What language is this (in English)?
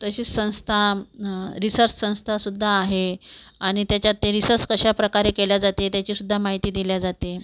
Marathi